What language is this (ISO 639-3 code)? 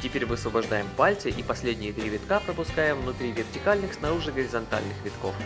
rus